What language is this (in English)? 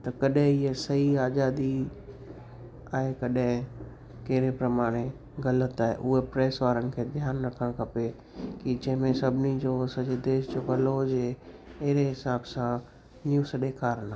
Sindhi